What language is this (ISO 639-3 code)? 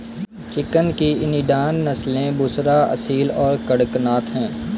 hin